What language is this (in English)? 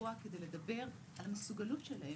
Hebrew